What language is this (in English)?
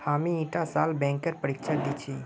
Magahi